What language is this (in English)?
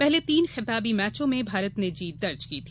Hindi